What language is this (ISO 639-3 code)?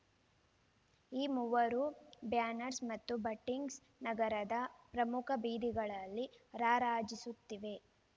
kan